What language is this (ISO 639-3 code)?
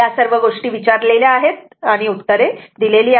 mar